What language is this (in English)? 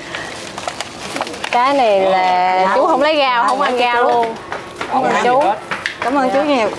Vietnamese